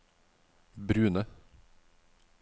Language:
Norwegian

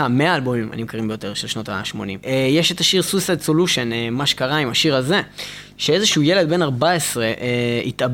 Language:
Hebrew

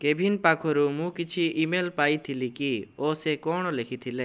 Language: Odia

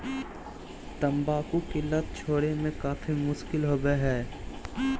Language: Magahi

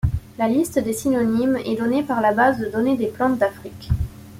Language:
French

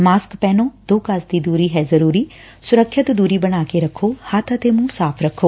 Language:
Punjabi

